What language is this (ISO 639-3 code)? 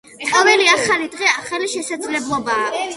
kat